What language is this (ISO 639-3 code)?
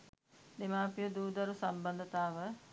sin